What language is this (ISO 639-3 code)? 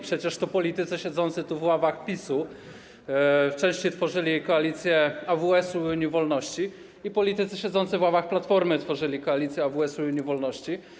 pol